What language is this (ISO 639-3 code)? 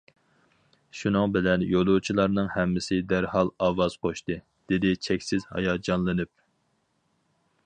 uig